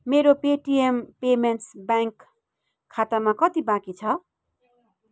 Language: Nepali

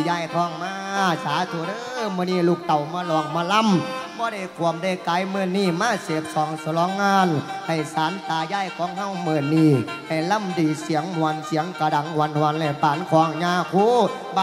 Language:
Thai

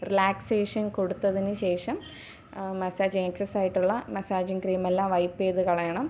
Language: Malayalam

